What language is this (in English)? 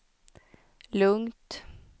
Swedish